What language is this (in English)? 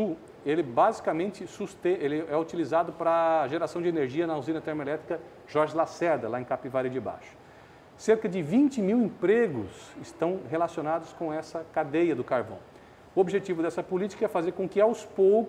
Portuguese